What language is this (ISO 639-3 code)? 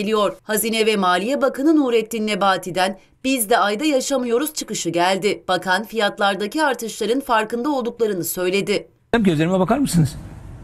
tur